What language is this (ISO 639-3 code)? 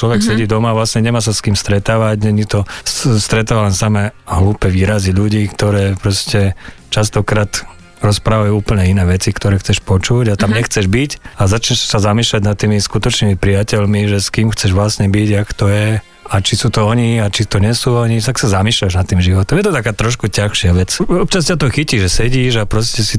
slk